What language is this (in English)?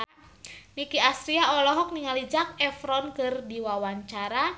Sundanese